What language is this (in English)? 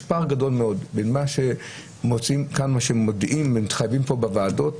Hebrew